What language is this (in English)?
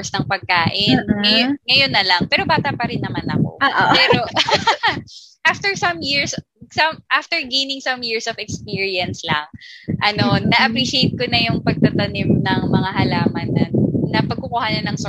Filipino